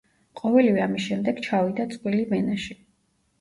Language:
Georgian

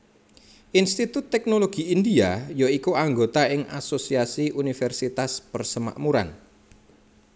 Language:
Javanese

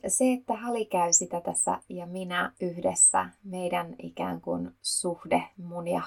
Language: Finnish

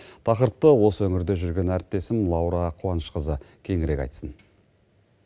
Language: Kazakh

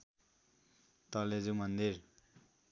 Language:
Nepali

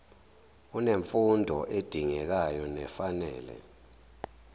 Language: Zulu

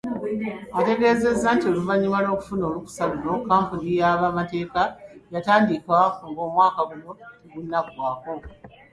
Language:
Ganda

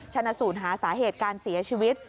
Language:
Thai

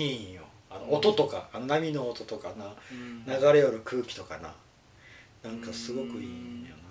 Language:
Japanese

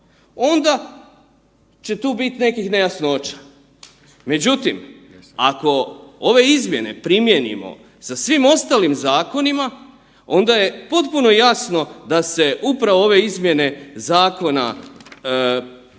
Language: Croatian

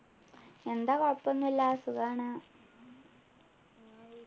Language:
Malayalam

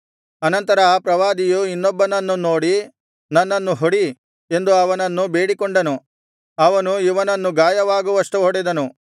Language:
Kannada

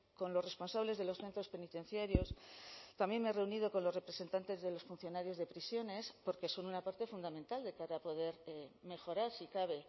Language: Spanish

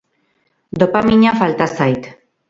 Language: Basque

